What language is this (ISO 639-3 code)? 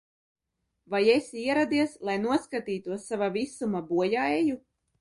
lav